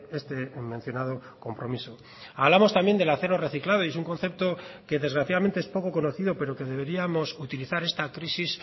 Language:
Spanish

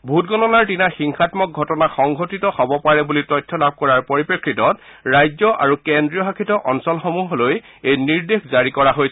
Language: Assamese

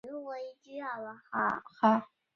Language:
Chinese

